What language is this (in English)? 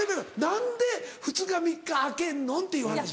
Japanese